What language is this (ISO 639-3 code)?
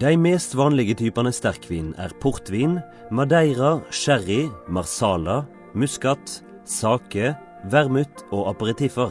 nor